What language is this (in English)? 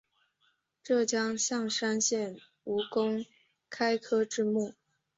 Chinese